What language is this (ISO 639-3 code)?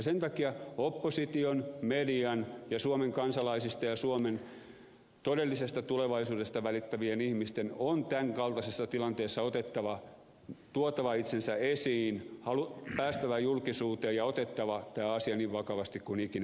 fin